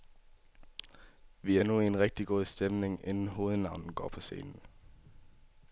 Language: Danish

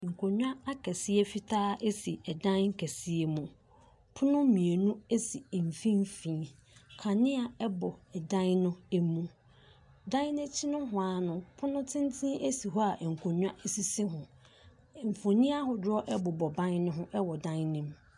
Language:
Akan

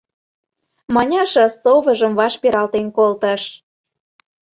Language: Mari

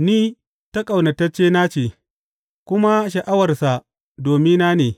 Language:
Hausa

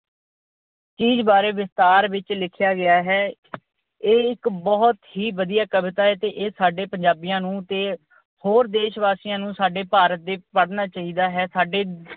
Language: Punjabi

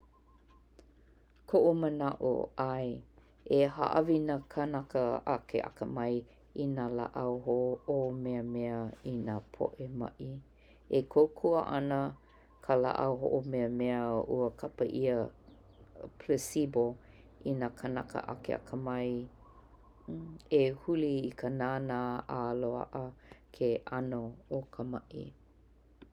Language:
Hawaiian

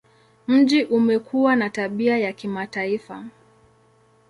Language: Swahili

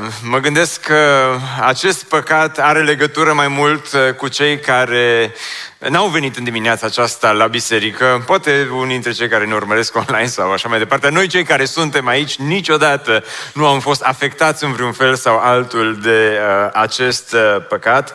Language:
Romanian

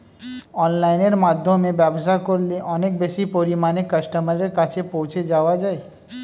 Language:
Bangla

